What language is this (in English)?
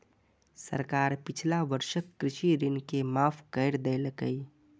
Maithili